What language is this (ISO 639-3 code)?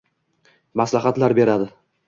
uzb